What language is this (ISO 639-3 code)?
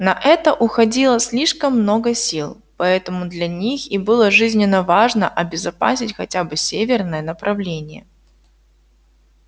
rus